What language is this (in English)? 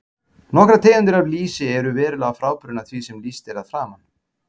Icelandic